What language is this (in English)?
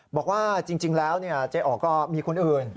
Thai